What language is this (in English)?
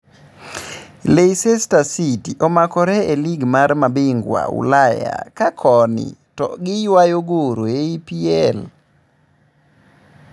Luo (Kenya and Tanzania)